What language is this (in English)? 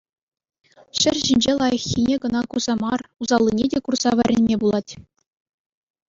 Chuvash